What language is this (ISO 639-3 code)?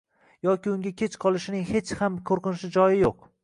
uzb